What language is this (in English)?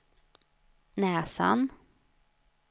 Swedish